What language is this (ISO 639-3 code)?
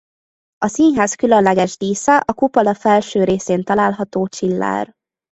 hun